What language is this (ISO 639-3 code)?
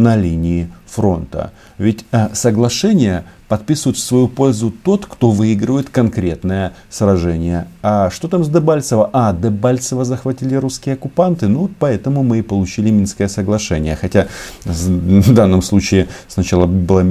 rus